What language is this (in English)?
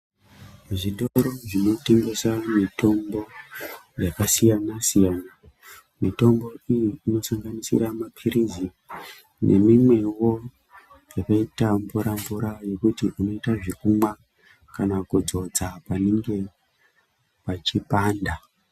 Ndau